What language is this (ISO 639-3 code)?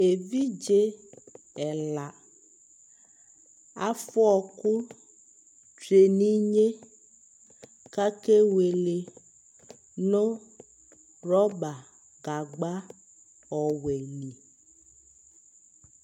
kpo